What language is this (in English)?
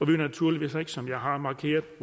Danish